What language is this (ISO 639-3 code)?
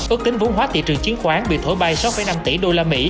vie